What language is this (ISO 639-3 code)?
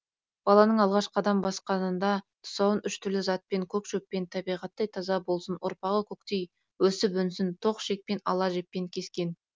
kaz